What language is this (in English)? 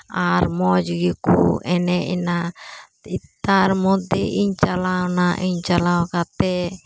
Santali